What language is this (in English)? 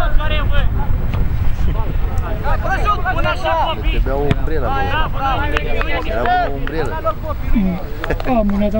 Romanian